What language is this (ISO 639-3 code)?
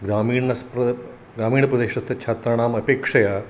san